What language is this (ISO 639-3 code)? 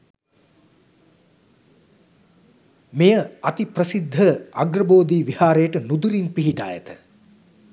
sin